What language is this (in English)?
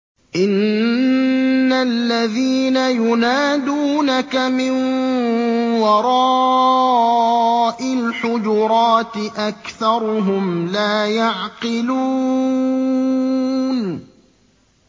Arabic